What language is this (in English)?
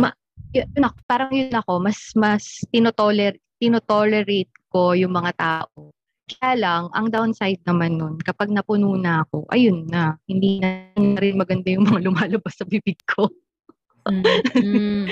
Filipino